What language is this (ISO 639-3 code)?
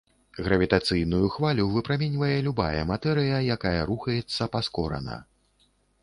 bel